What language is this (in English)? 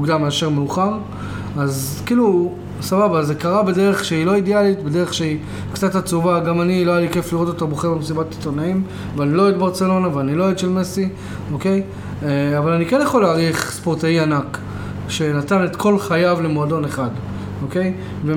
Hebrew